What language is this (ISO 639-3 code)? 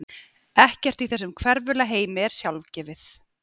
isl